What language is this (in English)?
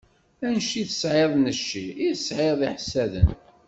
Kabyle